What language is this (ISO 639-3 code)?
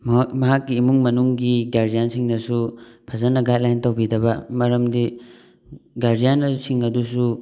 mni